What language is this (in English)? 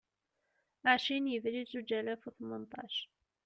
Kabyle